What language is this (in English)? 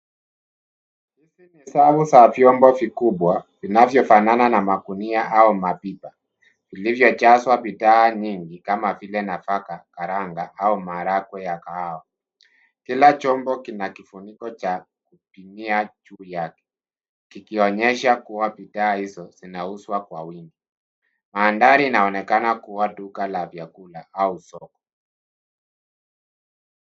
Swahili